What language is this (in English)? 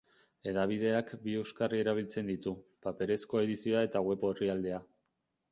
Basque